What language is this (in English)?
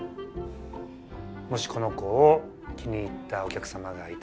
Japanese